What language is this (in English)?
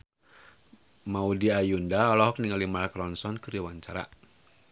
Sundanese